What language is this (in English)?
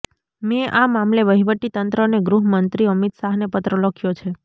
Gujarati